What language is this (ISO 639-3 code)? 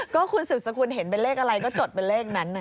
tha